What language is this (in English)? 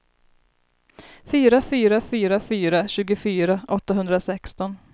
Swedish